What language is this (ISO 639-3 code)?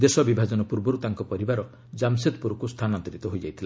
ori